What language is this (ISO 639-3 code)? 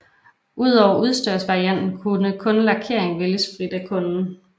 dan